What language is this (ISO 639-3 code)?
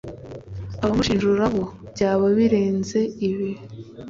kin